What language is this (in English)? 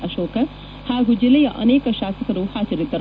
Kannada